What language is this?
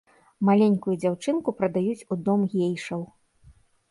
Belarusian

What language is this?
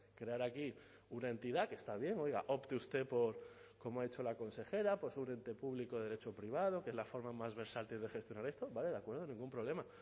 Spanish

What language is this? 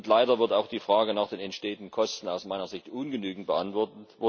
German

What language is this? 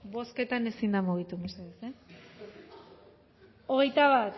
Basque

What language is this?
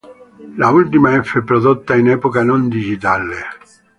Italian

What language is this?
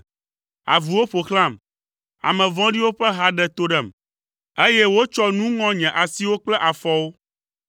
Ewe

